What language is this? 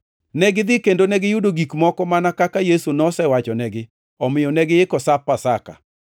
Luo (Kenya and Tanzania)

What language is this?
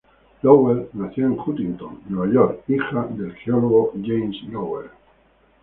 Spanish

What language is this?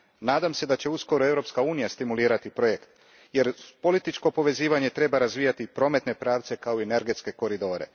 Croatian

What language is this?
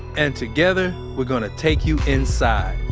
English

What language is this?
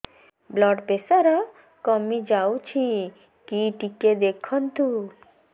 Odia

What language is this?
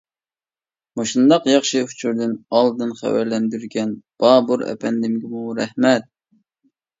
Uyghur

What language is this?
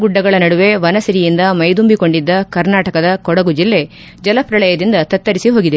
Kannada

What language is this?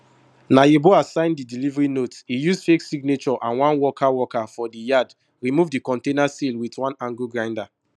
Nigerian Pidgin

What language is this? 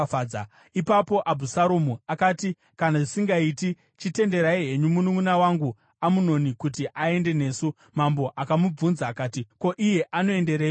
Shona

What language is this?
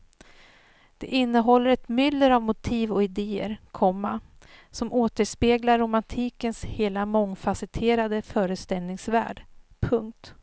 Swedish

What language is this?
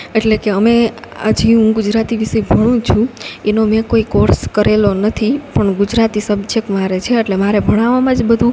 Gujarati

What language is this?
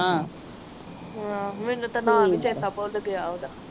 Punjabi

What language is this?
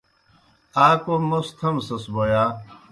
Kohistani Shina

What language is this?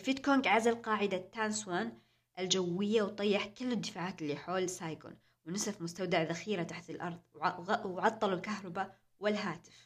Arabic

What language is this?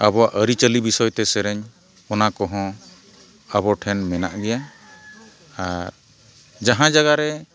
Santali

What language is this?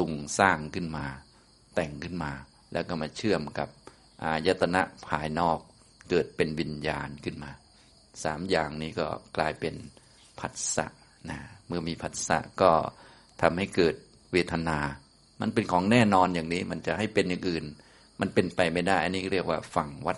Thai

